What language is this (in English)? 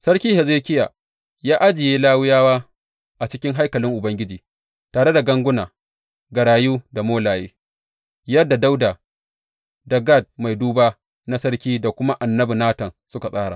Hausa